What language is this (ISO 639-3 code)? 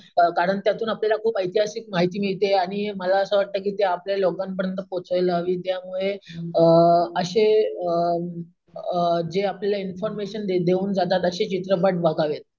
mar